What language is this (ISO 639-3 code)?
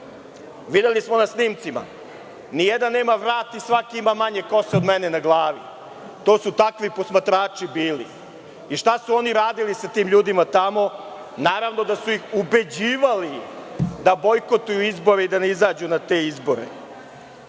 srp